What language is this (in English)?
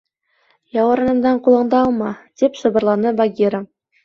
Bashkir